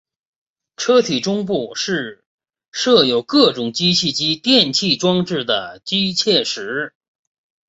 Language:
Chinese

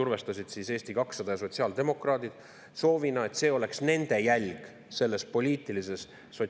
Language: Estonian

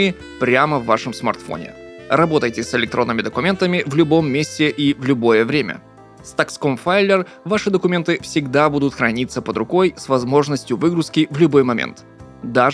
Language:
Russian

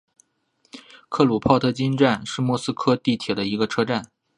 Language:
Chinese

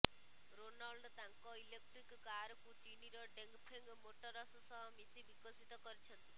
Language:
Odia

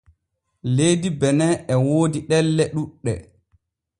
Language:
Borgu Fulfulde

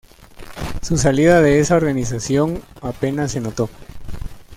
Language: Spanish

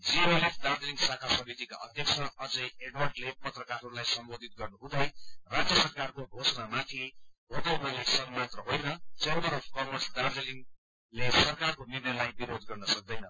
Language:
Nepali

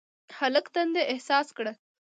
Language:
Pashto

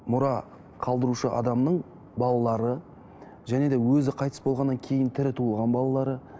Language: Kazakh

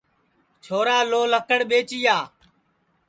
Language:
Sansi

